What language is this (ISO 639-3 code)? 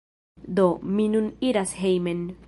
epo